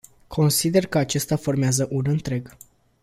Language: Romanian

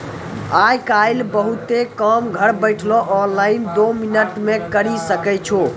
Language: Maithili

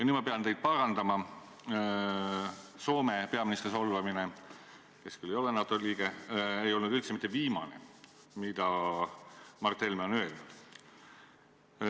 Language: Estonian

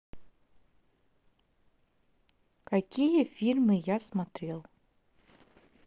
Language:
Russian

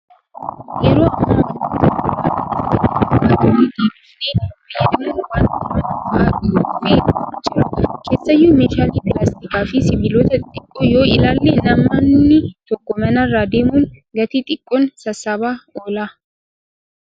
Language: Oromo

